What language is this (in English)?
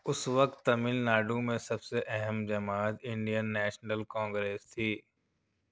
Urdu